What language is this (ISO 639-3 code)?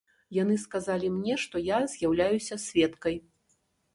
bel